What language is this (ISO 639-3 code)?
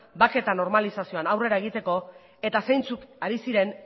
eus